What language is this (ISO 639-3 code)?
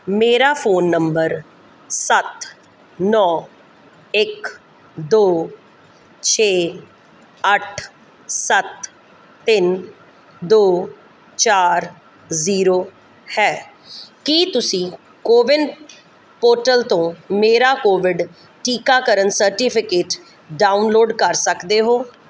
pan